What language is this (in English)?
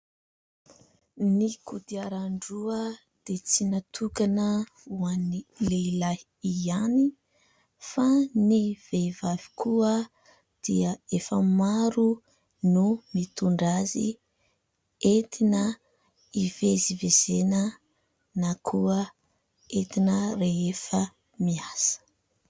Malagasy